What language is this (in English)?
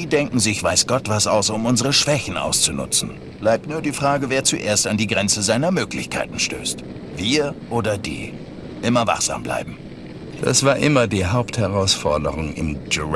German